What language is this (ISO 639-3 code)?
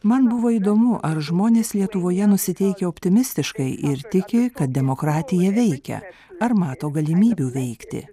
lit